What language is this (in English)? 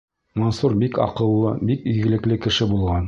Bashkir